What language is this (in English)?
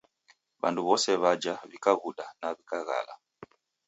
Taita